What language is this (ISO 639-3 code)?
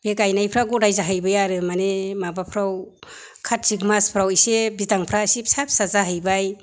brx